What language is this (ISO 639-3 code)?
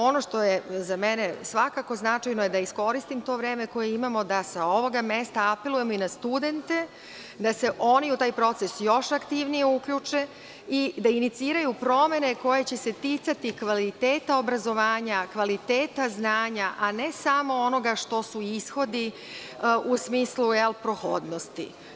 srp